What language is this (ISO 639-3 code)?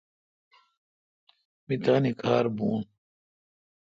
xka